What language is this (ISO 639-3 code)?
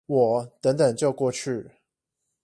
zho